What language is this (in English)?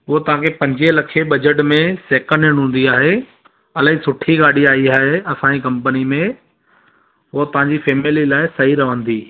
Sindhi